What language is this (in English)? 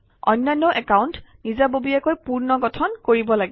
Assamese